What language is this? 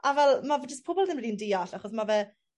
Welsh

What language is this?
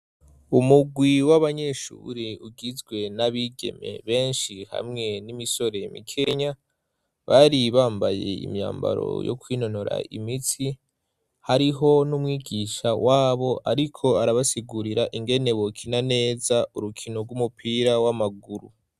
Rundi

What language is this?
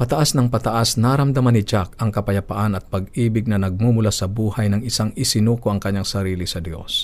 Filipino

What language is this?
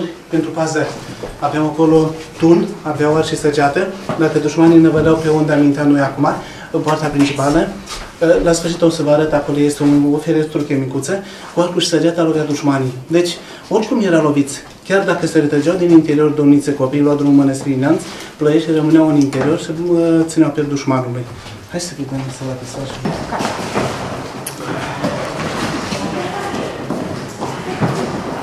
Romanian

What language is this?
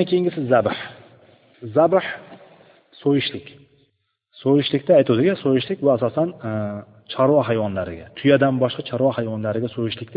Bulgarian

